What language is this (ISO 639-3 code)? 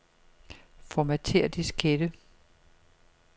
dan